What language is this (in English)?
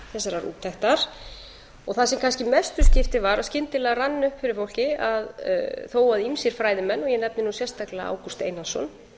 Icelandic